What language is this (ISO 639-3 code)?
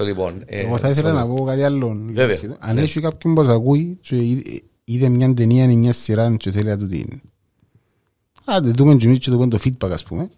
ell